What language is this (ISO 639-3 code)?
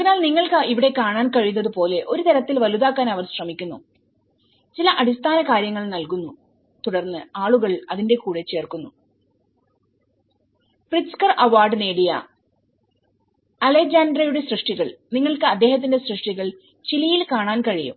mal